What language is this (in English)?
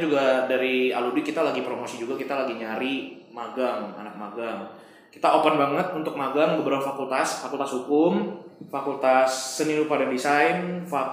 Indonesian